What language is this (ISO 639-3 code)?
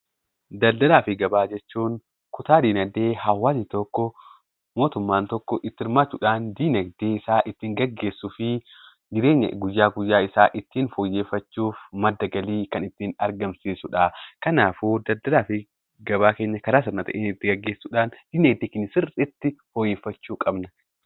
orm